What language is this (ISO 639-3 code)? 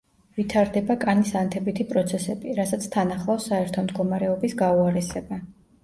kat